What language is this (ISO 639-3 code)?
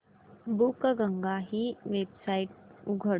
mar